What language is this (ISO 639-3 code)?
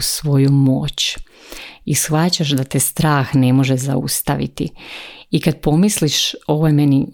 hrv